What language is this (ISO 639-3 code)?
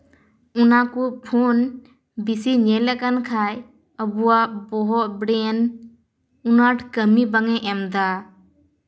sat